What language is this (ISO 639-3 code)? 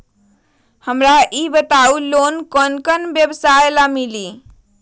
mag